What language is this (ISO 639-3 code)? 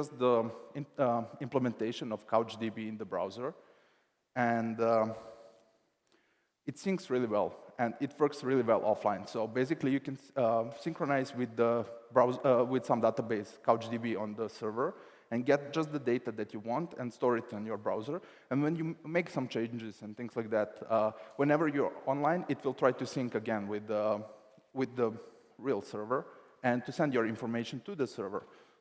eng